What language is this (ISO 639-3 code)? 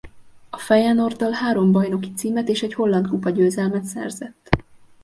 hun